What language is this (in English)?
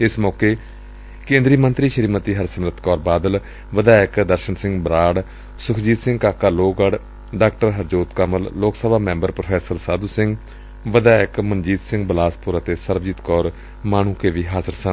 Punjabi